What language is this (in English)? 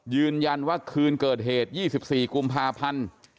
Thai